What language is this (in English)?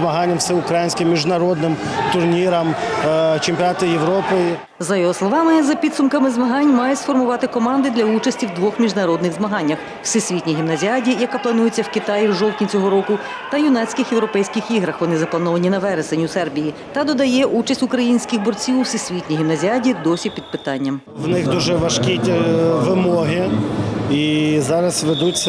Ukrainian